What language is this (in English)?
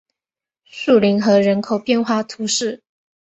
Chinese